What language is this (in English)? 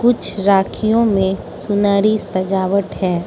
Hindi